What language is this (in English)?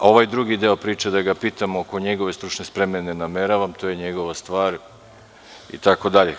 Serbian